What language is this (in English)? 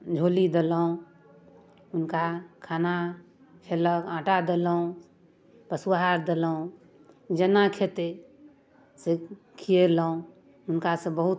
Maithili